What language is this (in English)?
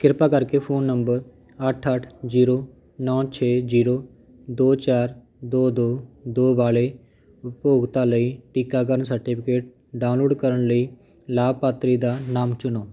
Punjabi